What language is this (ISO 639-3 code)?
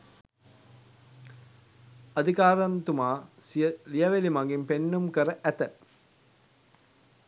sin